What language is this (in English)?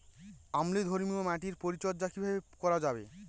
Bangla